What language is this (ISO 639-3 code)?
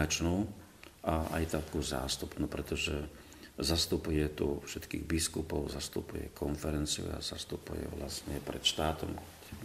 slk